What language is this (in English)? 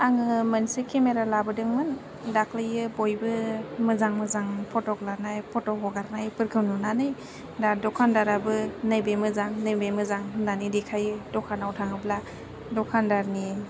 Bodo